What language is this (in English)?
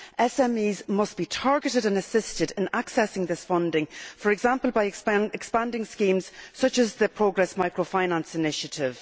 English